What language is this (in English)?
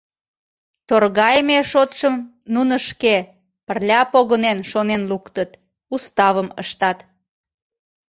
Mari